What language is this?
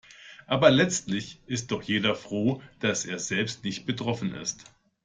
German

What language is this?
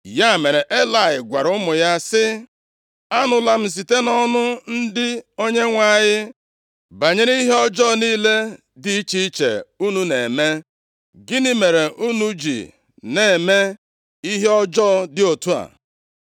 Igbo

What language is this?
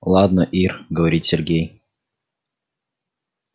Russian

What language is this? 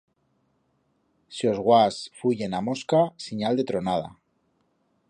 Aragonese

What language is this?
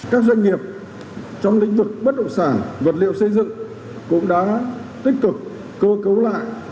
Vietnamese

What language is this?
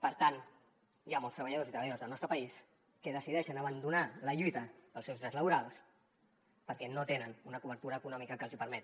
Catalan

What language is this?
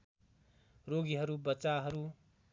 Nepali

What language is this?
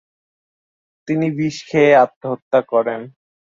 Bangla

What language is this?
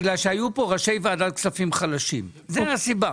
Hebrew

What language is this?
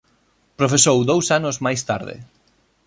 Galician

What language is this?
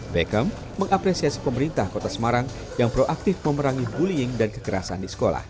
Indonesian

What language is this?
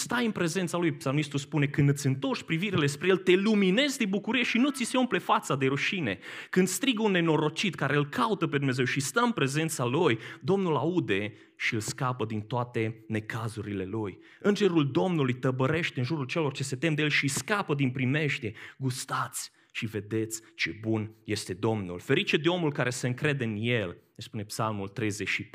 Romanian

